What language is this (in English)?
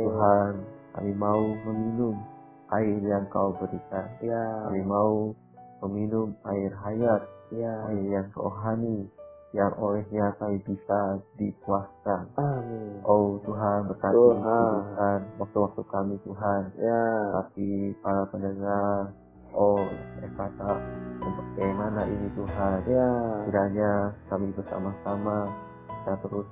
Indonesian